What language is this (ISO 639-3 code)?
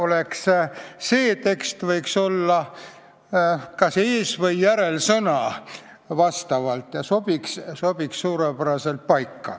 est